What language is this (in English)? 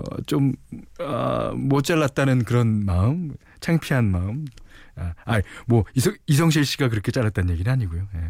Korean